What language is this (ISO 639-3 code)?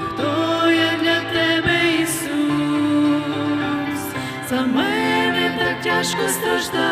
ron